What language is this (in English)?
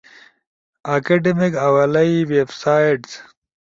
Ushojo